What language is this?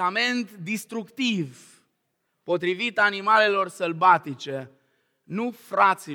Romanian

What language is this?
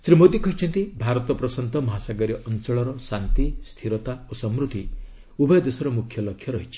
Odia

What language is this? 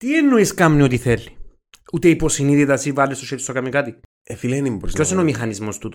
Greek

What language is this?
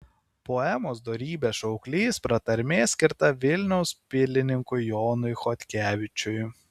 Lithuanian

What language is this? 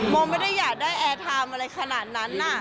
Thai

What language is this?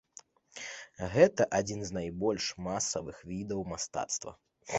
Belarusian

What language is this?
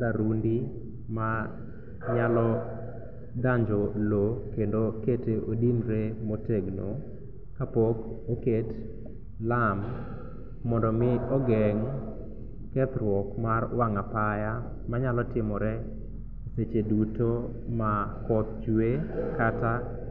Luo (Kenya and Tanzania)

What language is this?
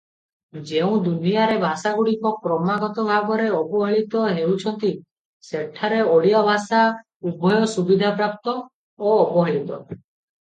Odia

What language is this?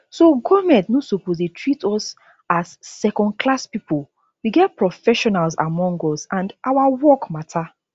Nigerian Pidgin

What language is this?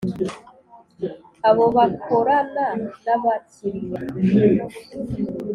Kinyarwanda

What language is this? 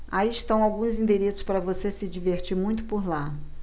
Portuguese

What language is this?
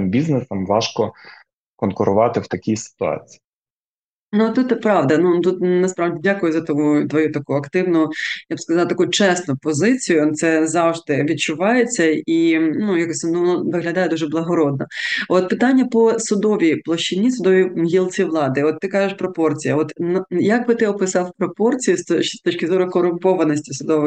Ukrainian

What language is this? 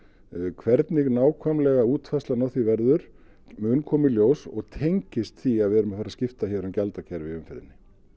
Icelandic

